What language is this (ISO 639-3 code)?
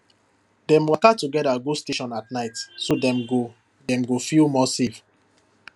pcm